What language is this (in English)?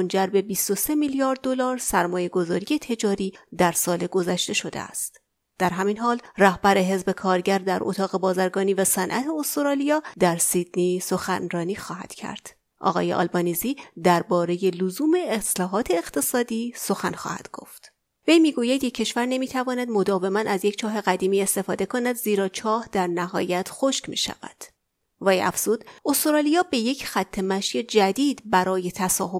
Persian